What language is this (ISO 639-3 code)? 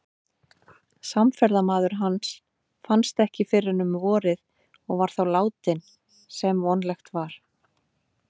isl